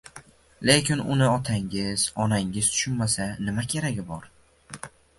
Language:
Uzbek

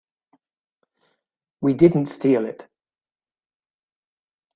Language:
English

